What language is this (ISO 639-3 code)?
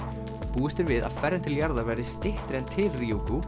isl